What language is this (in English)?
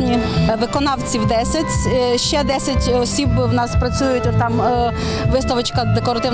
Ukrainian